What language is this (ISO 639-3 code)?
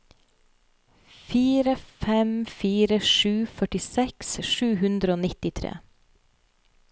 nor